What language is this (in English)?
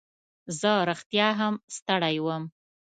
Pashto